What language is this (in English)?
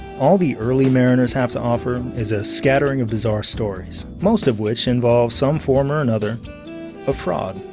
English